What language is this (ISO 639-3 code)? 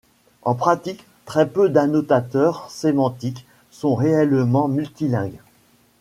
fra